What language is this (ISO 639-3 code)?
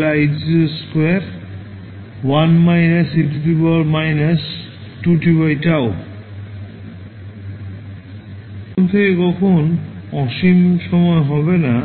ben